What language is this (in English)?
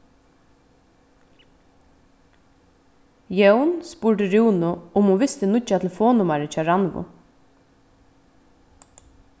Faroese